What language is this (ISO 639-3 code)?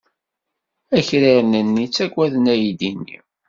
kab